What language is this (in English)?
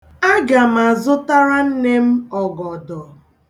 Igbo